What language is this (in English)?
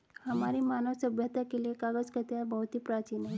Hindi